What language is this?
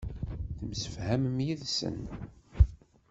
Kabyle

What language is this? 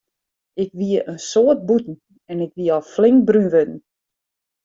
Western Frisian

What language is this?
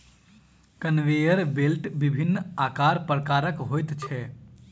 Maithili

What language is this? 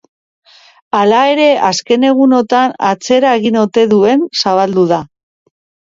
Basque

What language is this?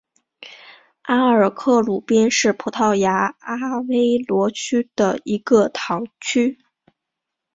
Chinese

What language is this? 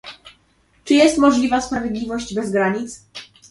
Polish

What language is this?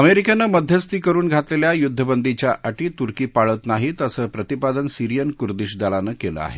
Marathi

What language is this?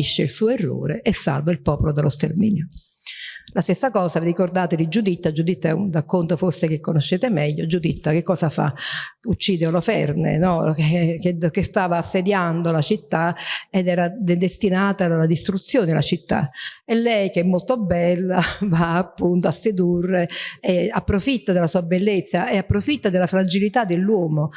Italian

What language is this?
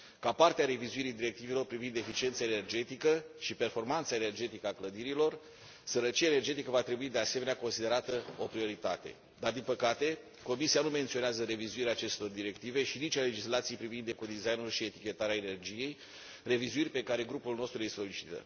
Romanian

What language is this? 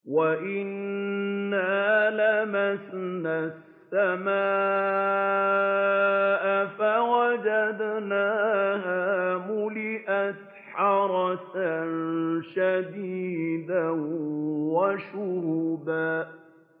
Arabic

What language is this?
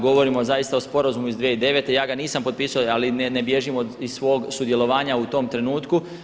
Croatian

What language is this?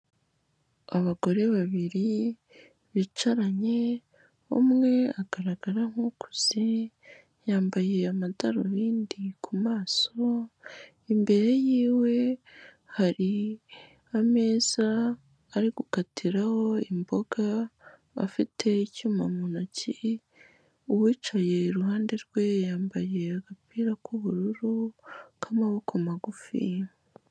Kinyarwanda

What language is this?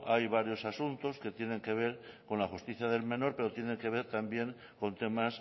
Spanish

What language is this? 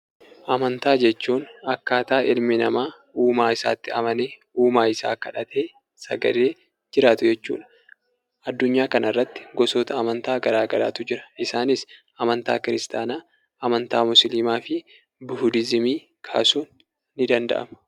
Oromo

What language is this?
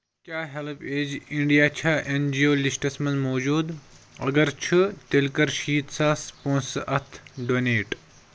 Kashmiri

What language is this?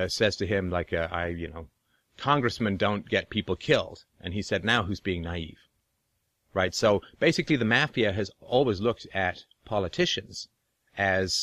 English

